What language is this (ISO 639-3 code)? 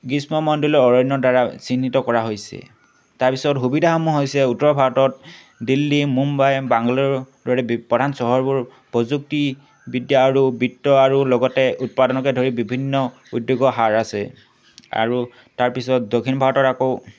asm